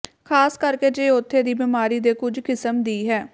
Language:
Punjabi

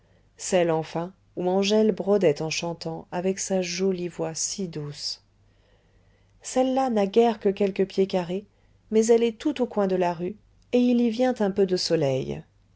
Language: French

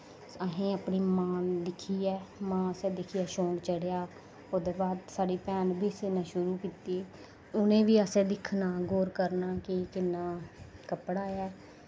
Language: Dogri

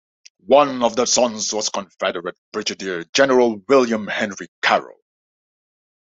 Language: English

